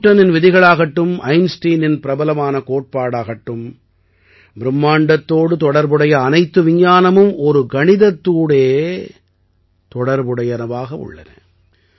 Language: Tamil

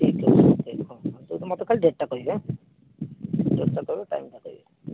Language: Odia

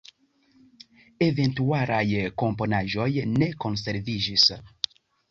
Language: Esperanto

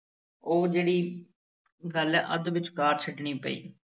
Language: Punjabi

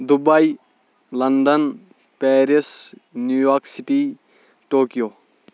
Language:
Kashmiri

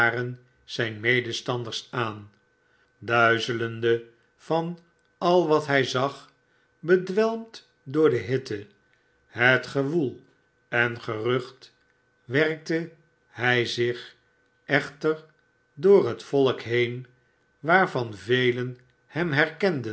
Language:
Dutch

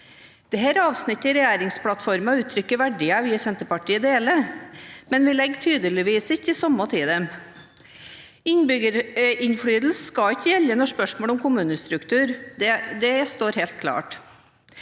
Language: Norwegian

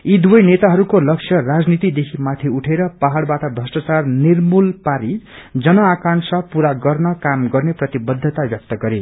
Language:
Nepali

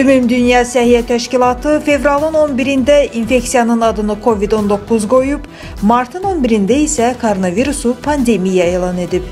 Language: Turkish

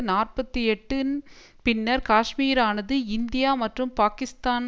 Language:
Tamil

